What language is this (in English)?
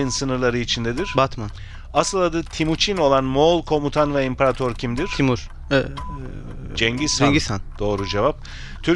Turkish